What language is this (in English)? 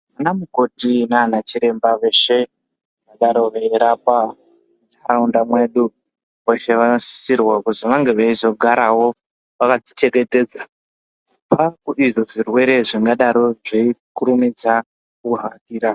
Ndau